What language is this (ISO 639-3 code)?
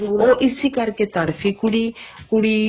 pan